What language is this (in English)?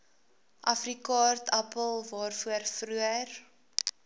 Afrikaans